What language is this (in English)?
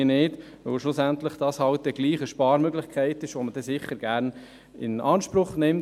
Swiss German